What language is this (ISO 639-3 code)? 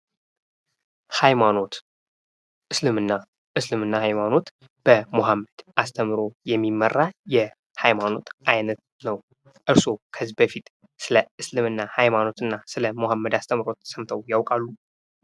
amh